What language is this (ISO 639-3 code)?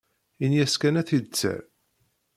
kab